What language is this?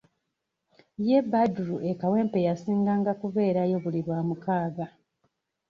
Ganda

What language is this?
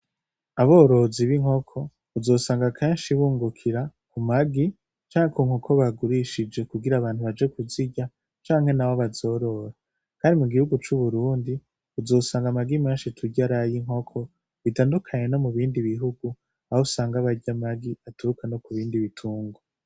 Rundi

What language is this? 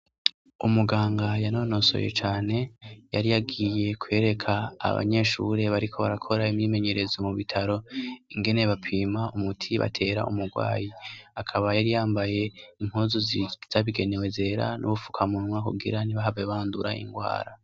Rundi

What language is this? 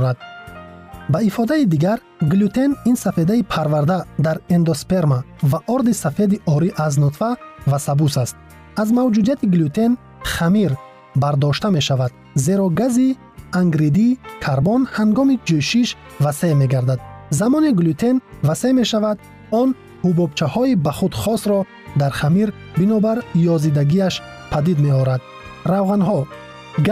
Persian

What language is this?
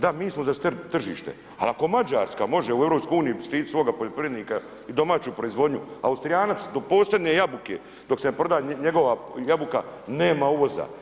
Croatian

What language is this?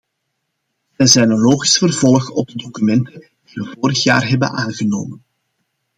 Dutch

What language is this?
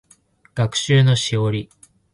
Japanese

